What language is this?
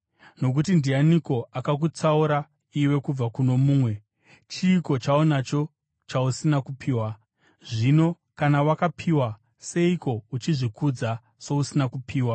Shona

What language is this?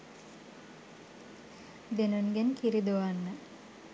Sinhala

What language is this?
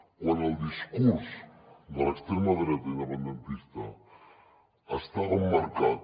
Catalan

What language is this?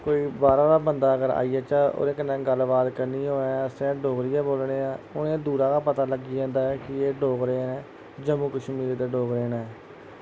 Dogri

